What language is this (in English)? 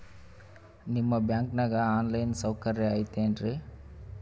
Kannada